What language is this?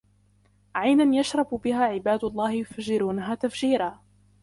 Arabic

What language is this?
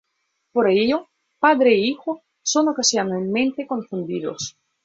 Spanish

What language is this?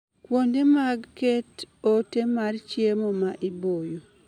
Luo (Kenya and Tanzania)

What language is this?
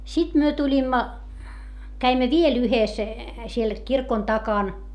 Finnish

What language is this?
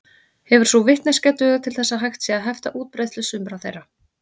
Icelandic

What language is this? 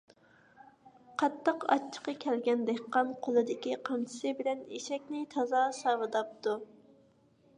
Uyghur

